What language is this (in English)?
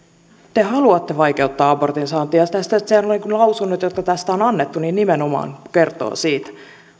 Finnish